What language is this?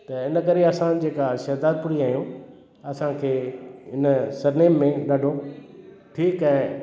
Sindhi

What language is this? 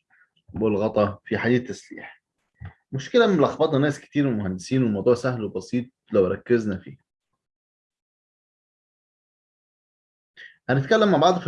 Arabic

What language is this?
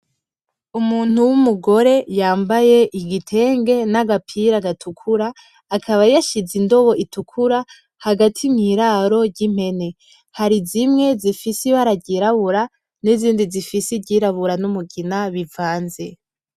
Rundi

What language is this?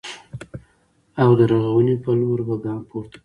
Pashto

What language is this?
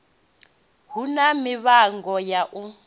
Venda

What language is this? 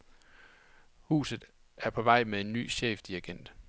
Danish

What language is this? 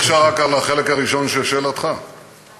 Hebrew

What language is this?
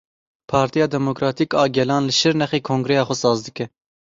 Kurdish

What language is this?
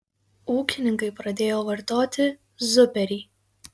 Lithuanian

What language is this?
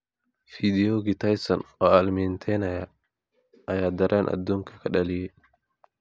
Somali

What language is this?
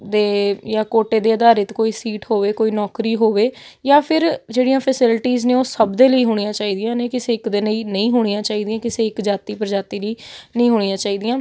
Punjabi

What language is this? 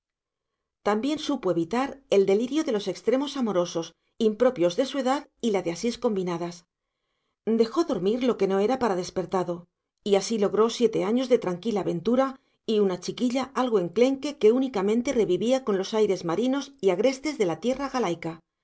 Spanish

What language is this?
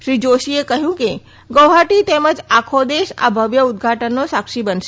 Gujarati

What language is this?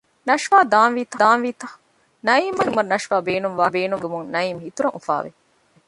Divehi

